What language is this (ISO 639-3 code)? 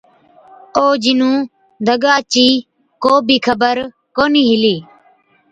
odk